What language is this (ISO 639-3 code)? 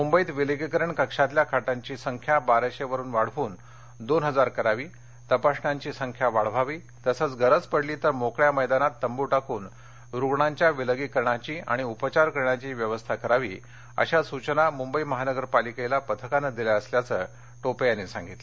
mar